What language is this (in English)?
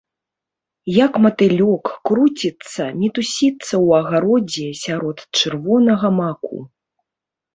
Belarusian